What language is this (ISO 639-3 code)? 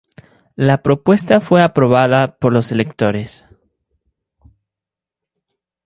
spa